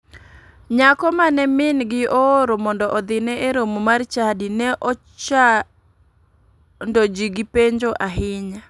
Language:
Luo (Kenya and Tanzania)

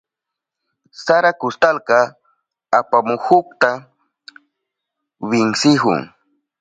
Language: Southern Pastaza Quechua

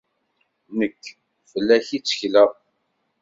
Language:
Kabyle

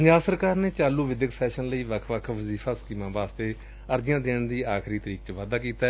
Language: Punjabi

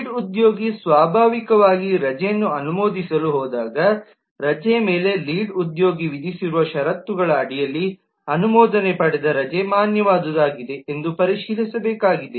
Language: Kannada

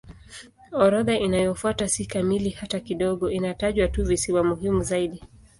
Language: Swahili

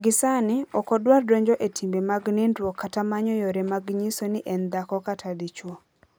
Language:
Luo (Kenya and Tanzania)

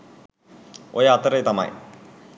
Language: Sinhala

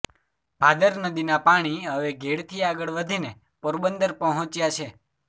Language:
Gujarati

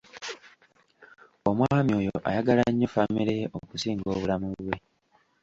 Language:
Ganda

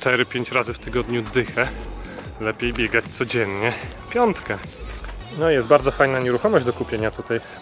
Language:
Polish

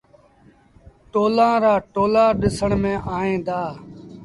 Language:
Sindhi Bhil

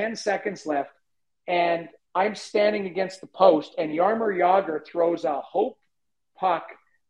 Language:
English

